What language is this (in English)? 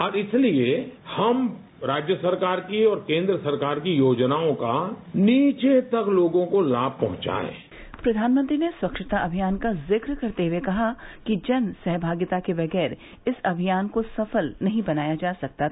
Hindi